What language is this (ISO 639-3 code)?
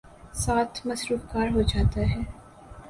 urd